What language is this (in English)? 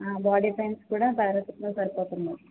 Telugu